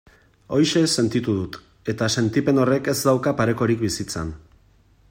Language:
Basque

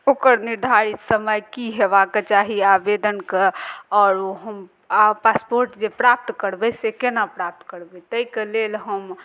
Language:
Maithili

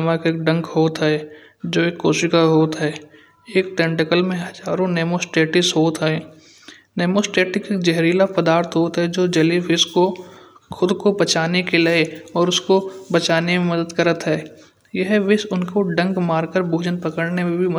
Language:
Kanauji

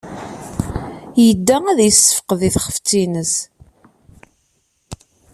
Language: Kabyle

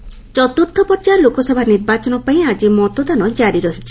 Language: Odia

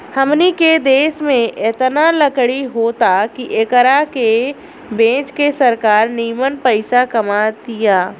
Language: Bhojpuri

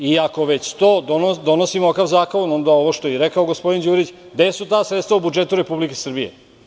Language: Serbian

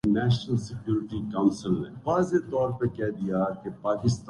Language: Urdu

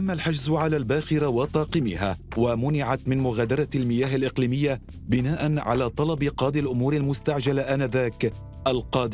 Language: Arabic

